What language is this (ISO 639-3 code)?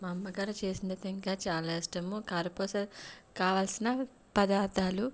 tel